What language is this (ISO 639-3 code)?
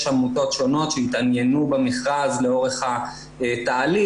heb